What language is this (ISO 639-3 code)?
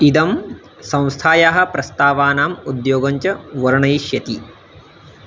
san